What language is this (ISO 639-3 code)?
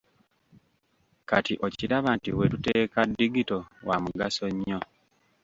lug